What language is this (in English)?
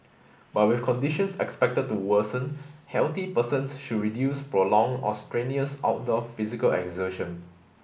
English